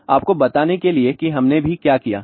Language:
Hindi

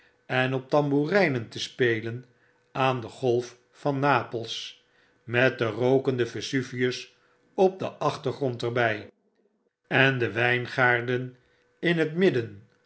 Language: Dutch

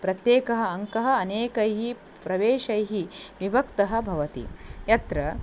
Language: Sanskrit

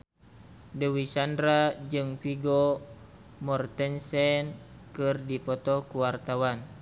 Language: Sundanese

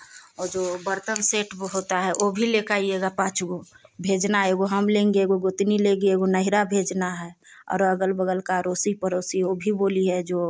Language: Hindi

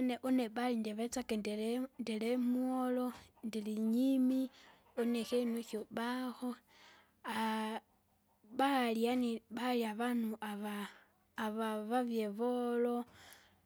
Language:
Kinga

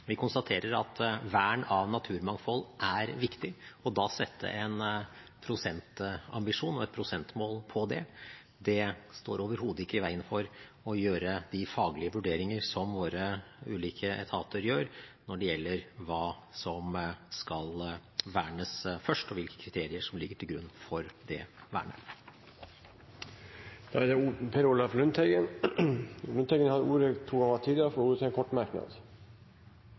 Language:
Norwegian Bokmål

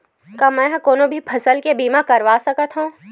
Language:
Chhattisgarhi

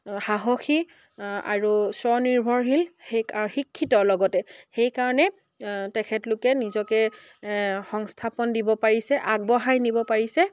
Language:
Assamese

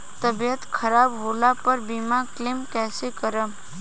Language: Bhojpuri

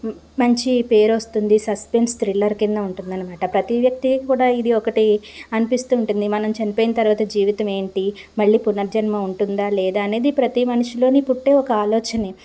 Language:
Telugu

